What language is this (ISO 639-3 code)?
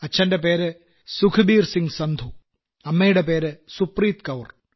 mal